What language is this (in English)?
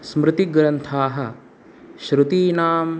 Sanskrit